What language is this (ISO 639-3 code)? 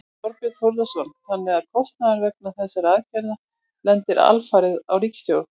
isl